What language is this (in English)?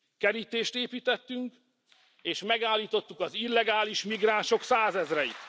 Hungarian